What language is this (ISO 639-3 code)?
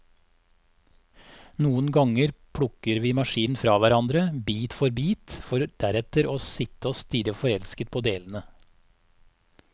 nor